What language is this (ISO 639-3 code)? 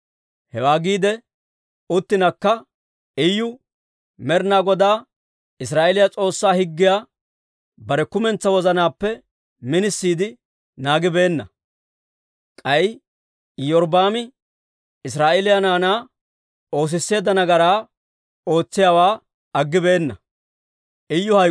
dwr